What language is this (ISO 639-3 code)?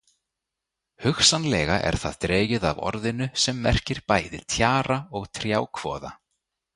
isl